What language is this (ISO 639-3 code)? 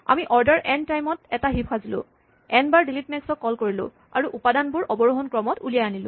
asm